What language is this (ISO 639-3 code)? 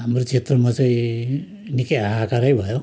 nep